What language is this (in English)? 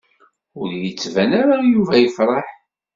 Kabyle